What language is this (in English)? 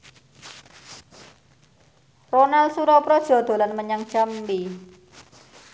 Javanese